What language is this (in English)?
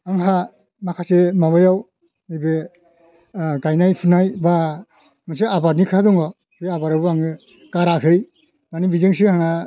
Bodo